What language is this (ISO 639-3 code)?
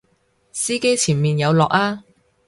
yue